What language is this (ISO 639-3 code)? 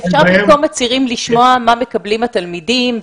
heb